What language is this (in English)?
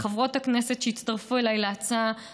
Hebrew